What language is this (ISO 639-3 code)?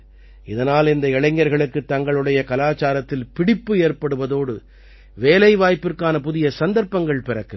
tam